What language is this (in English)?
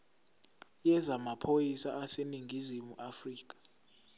Zulu